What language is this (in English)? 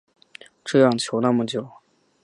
Chinese